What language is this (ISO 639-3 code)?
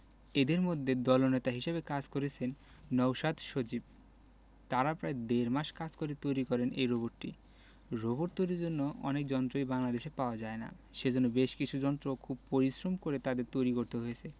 ben